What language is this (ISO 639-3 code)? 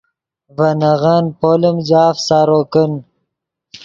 ydg